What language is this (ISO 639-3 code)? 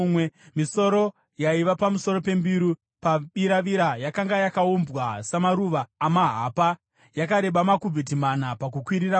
sna